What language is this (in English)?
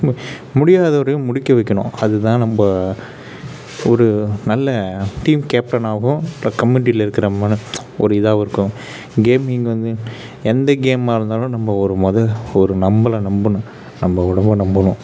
Tamil